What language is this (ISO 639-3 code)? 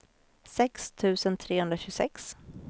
swe